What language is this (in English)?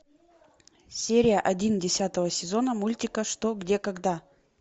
Russian